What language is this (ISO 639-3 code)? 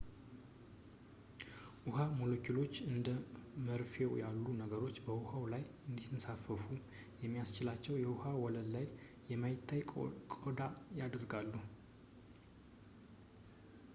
amh